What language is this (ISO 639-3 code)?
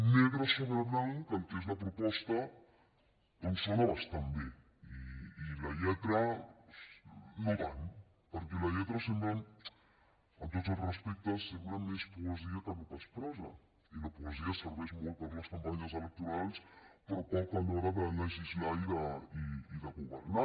cat